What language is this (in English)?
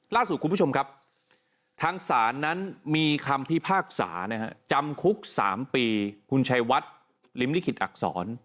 Thai